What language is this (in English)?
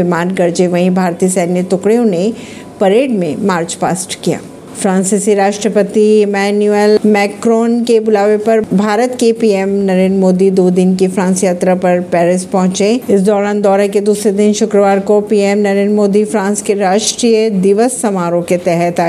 Hindi